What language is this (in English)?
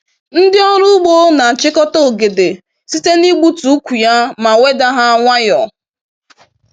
Igbo